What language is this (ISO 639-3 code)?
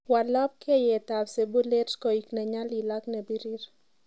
kln